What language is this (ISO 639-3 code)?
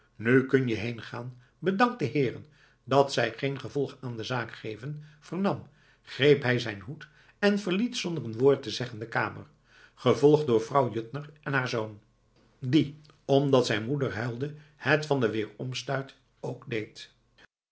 nld